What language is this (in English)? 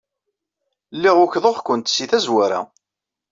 Kabyle